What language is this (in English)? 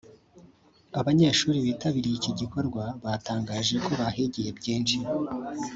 Kinyarwanda